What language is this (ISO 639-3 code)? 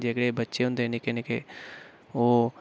doi